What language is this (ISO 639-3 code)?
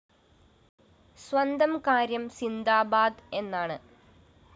mal